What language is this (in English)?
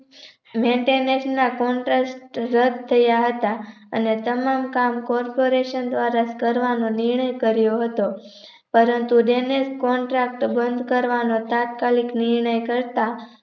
Gujarati